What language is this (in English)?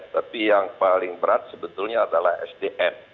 Indonesian